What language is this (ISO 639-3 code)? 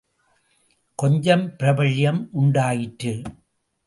tam